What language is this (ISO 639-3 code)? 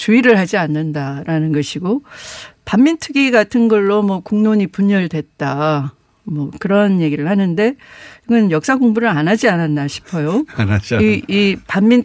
kor